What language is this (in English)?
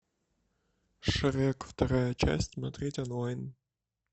Russian